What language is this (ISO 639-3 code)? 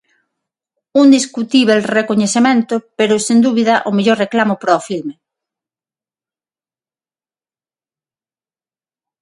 glg